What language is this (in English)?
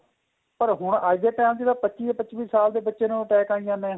Punjabi